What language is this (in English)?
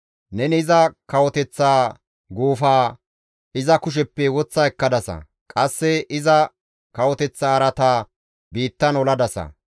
Gamo